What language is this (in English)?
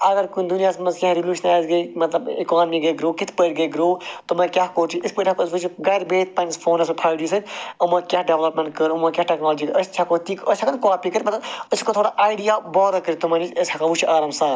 Kashmiri